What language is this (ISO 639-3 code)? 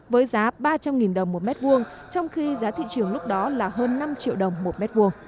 vie